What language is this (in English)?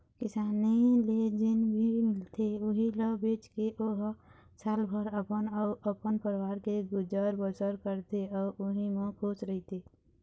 Chhattisgarhi